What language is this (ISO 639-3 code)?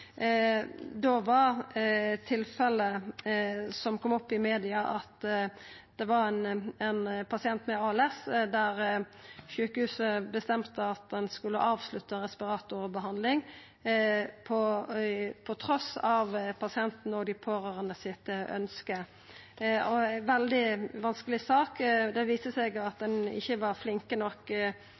nno